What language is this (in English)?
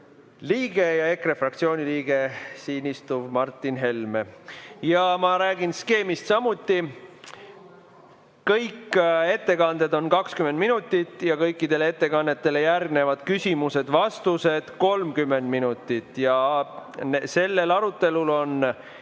Estonian